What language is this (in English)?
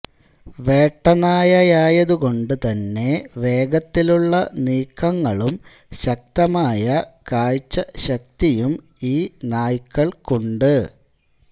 Malayalam